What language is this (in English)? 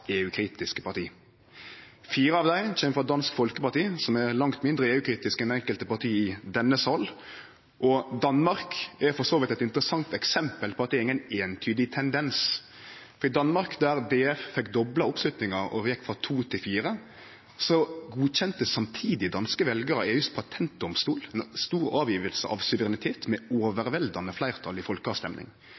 Norwegian Nynorsk